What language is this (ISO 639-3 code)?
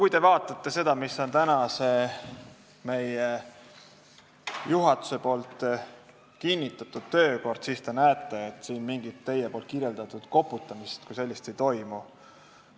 est